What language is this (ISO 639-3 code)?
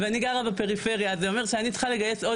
heb